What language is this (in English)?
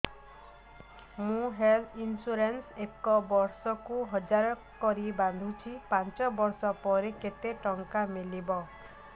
Odia